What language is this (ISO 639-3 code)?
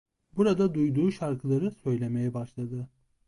tur